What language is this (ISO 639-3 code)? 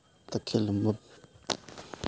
mni